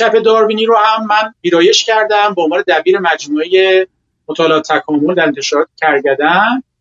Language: Persian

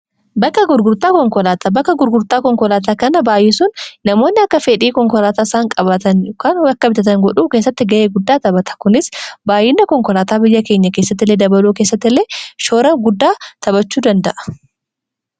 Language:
Oromo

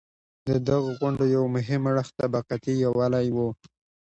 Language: Pashto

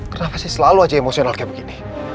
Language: Indonesian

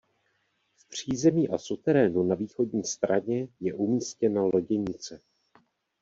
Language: Czech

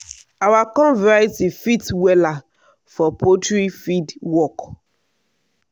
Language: Nigerian Pidgin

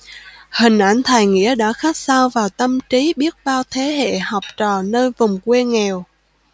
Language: Vietnamese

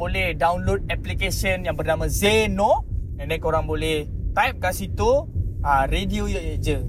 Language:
Malay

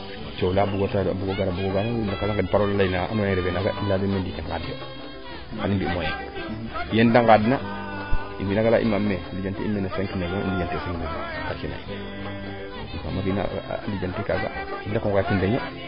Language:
Serer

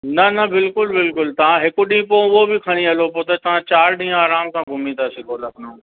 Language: Sindhi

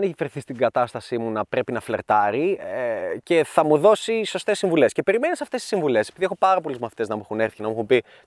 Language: Greek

